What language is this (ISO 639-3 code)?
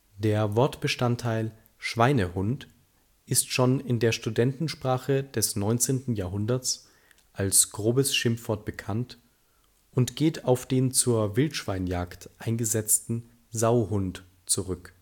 deu